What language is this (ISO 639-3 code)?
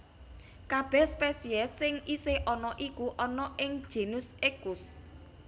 jav